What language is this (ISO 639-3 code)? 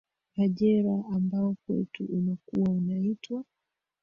swa